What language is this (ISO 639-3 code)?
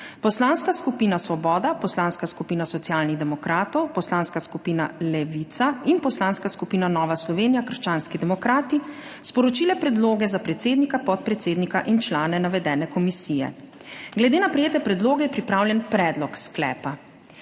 slv